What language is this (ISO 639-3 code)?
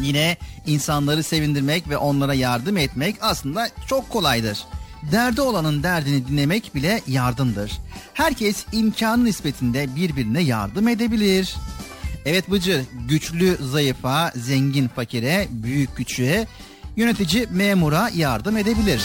tur